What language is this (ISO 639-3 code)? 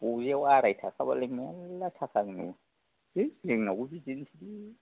brx